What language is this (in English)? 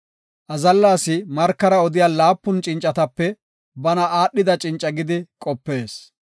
Gofa